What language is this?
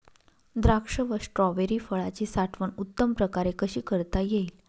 Marathi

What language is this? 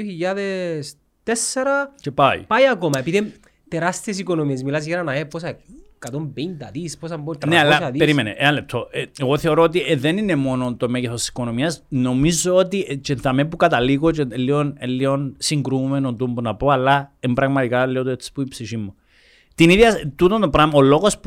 Greek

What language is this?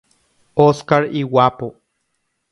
Guarani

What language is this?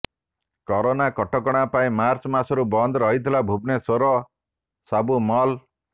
Odia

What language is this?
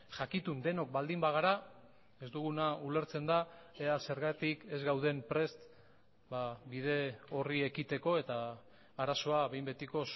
Basque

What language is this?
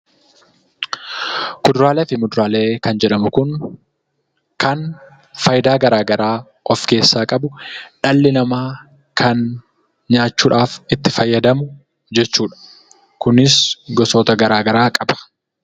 Oromo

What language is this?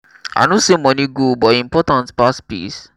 Nigerian Pidgin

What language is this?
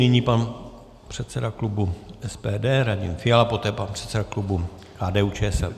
Czech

